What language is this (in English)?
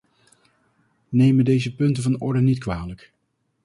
Dutch